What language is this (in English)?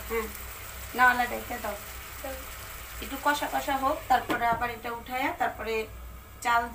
Romanian